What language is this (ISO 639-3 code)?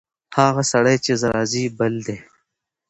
pus